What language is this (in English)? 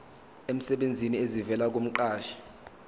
Zulu